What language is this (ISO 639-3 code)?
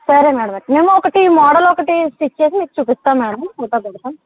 tel